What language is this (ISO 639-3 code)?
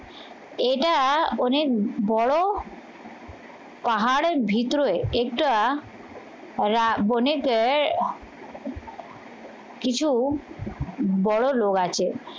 ben